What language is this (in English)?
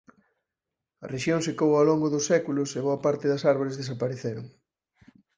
Galician